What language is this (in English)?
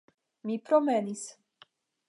Esperanto